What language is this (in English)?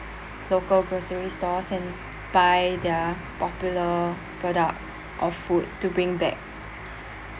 English